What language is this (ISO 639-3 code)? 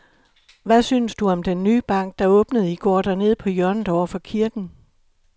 dan